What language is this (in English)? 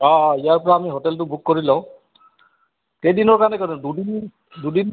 Assamese